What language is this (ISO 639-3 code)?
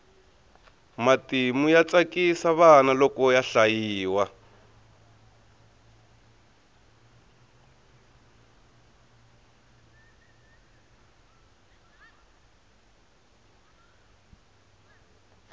tso